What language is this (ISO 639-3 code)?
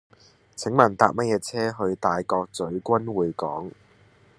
yue